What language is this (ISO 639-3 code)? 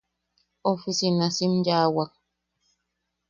yaq